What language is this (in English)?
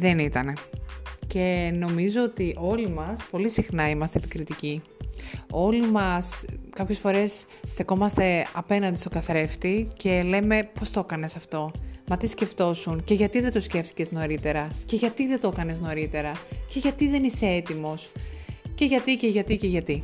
Greek